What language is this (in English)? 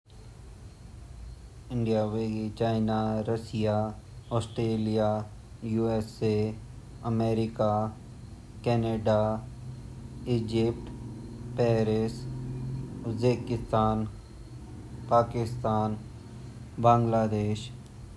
Garhwali